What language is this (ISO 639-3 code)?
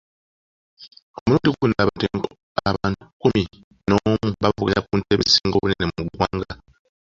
lug